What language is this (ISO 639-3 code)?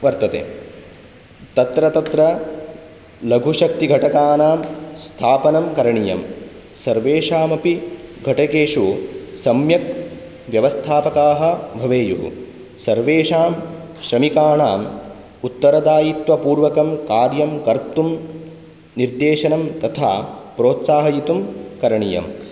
san